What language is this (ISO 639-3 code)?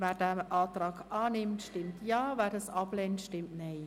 gsw